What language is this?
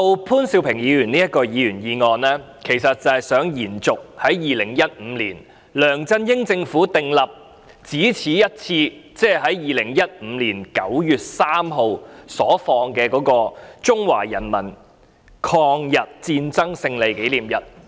Cantonese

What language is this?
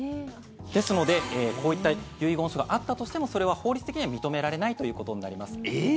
Japanese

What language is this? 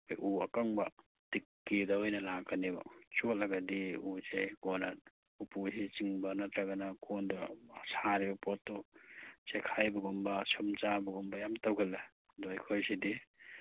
Manipuri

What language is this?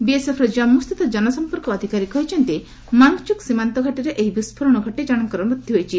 Odia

